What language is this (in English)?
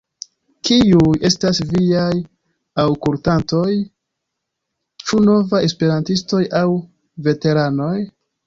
Esperanto